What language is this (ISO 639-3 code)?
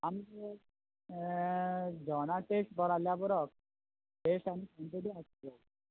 kok